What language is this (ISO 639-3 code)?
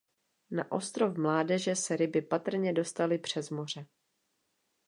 ces